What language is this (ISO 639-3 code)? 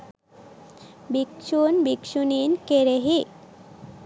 sin